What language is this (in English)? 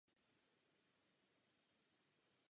Czech